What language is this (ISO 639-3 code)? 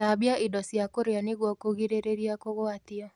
kik